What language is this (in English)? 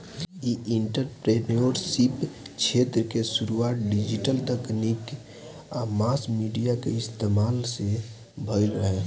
Bhojpuri